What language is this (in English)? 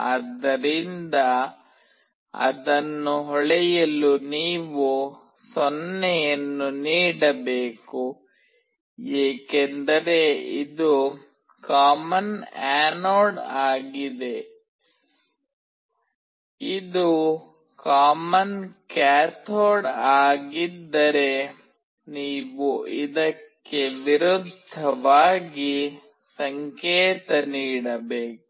Kannada